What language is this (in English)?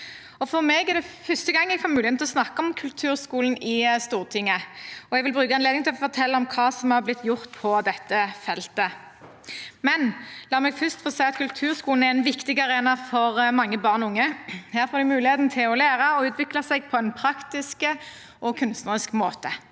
Norwegian